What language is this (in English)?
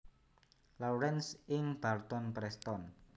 Javanese